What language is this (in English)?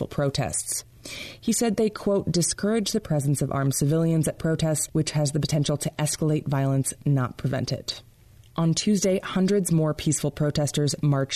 English